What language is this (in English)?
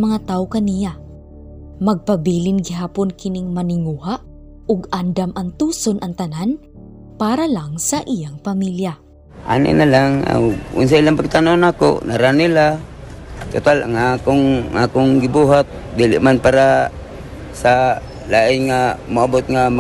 Filipino